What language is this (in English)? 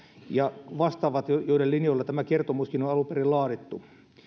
Finnish